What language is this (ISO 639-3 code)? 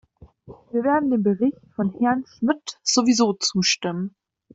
deu